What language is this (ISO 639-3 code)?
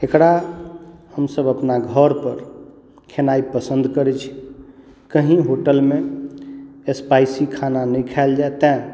mai